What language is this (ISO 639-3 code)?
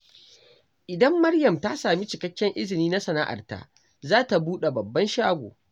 hau